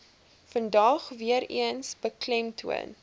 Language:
Afrikaans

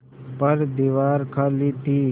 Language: Hindi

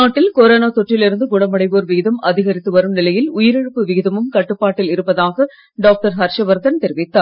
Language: Tamil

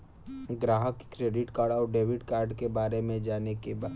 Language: Bhojpuri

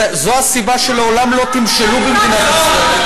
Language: Hebrew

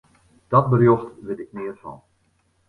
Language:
Western Frisian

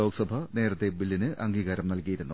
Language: Malayalam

